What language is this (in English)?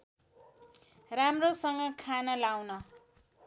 Nepali